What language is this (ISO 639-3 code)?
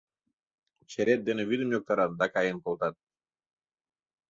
chm